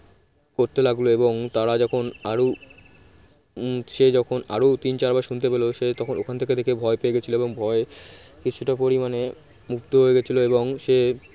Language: Bangla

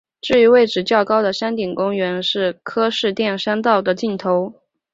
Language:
Chinese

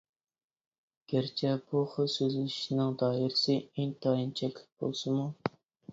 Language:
Uyghur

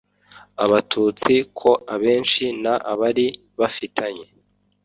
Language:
Kinyarwanda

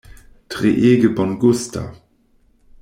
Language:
Esperanto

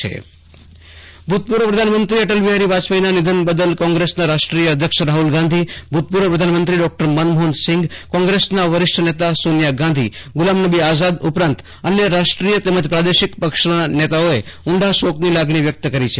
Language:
Gujarati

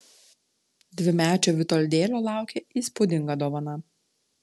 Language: Lithuanian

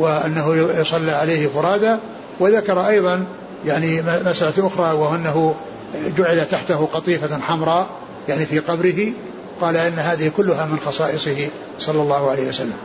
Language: Arabic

